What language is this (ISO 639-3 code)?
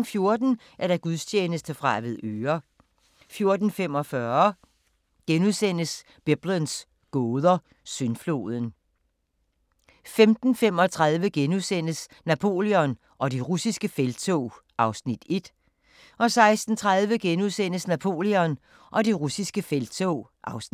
dan